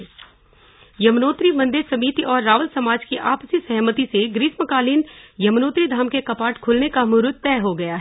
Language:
Hindi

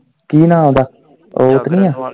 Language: Punjabi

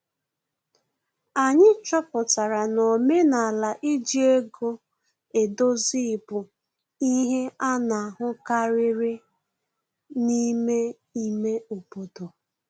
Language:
Igbo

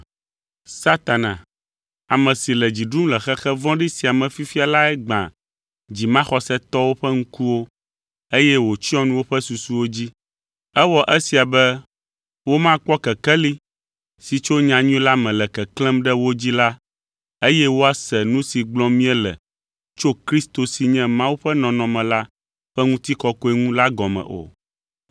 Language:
Ewe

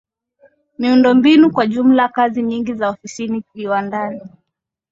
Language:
Swahili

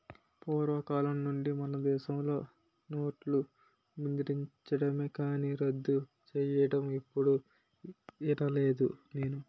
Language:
Telugu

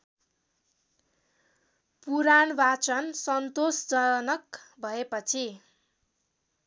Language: Nepali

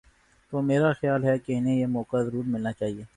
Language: Urdu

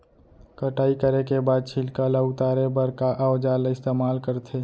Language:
Chhattisgarhi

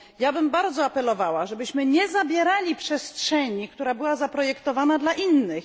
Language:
Polish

